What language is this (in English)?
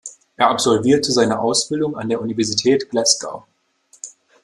German